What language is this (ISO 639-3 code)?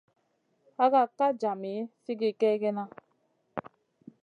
mcn